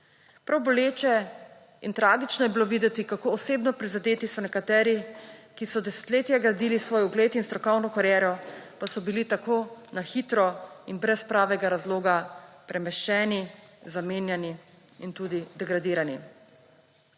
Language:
Slovenian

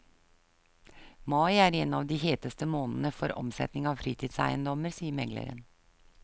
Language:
Norwegian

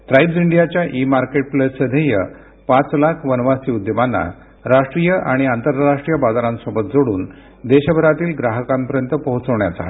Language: Marathi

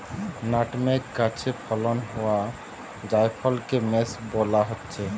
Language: Bangla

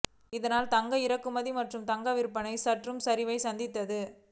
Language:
Tamil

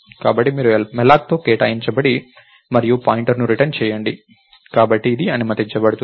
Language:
Telugu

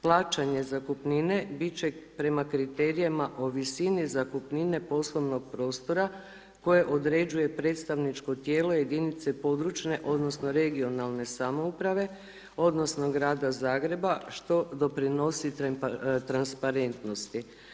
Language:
Croatian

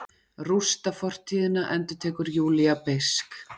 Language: Icelandic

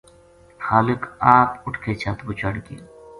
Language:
Gujari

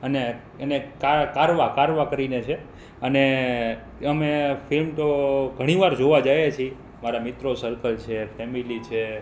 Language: Gujarati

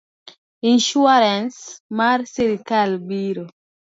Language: Luo (Kenya and Tanzania)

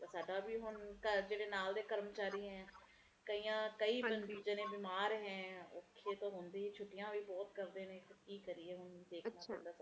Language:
Punjabi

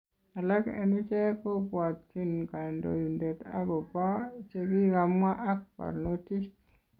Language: Kalenjin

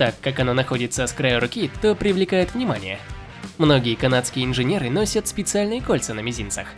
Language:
Russian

